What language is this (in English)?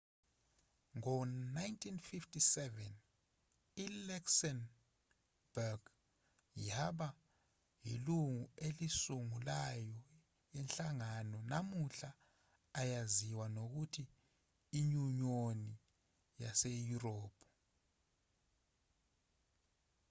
Zulu